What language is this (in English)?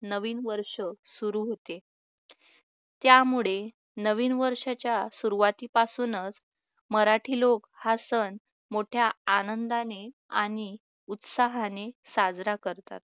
Marathi